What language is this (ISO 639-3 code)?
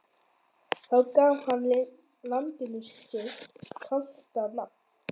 isl